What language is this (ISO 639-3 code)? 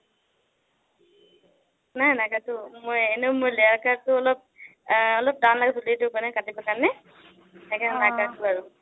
asm